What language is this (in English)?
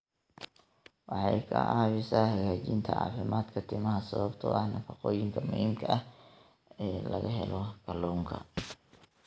Somali